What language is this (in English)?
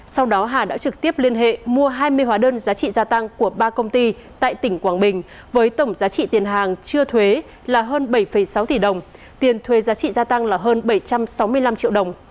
Vietnamese